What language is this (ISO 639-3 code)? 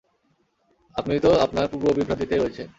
ben